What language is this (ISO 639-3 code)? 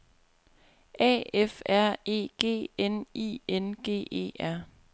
dan